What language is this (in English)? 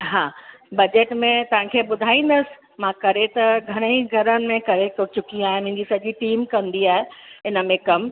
Sindhi